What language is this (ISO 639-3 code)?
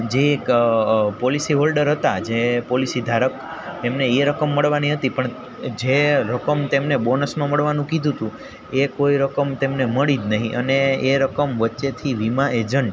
guj